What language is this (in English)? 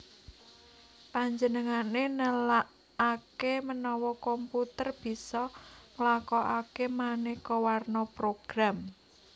Javanese